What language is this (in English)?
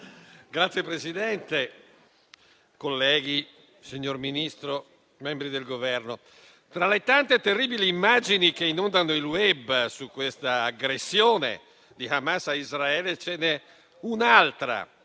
Italian